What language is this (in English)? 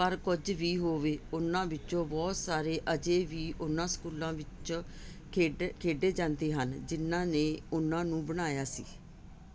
Punjabi